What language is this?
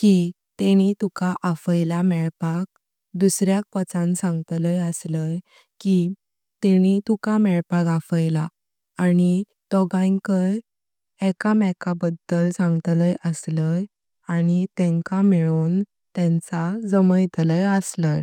Konkani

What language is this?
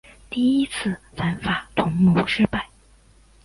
Chinese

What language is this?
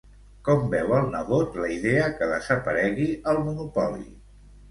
Catalan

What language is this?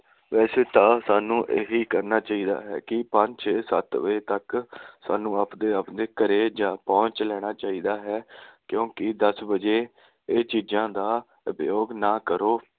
Punjabi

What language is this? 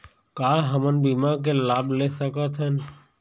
Chhattisgarhi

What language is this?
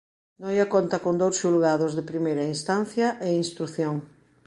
Galician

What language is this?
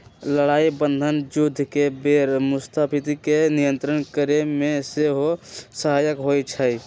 Magahi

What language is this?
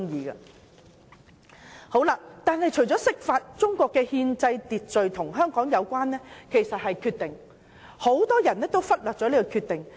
Cantonese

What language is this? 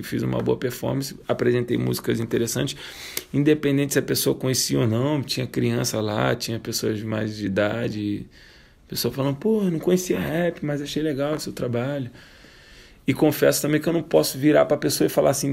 Portuguese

